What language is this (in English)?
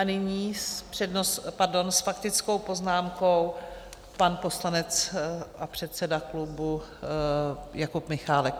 Czech